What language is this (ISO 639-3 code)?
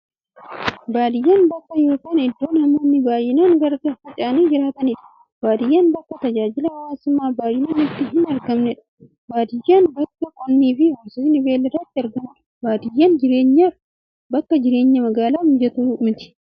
orm